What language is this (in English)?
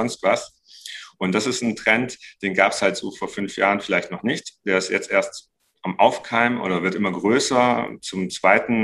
German